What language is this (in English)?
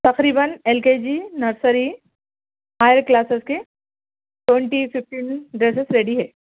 Urdu